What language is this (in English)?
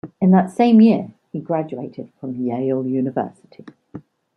English